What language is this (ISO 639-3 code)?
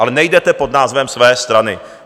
ces